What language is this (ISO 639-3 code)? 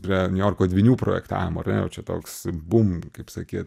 lit